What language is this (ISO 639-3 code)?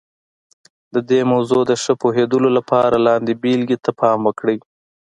pus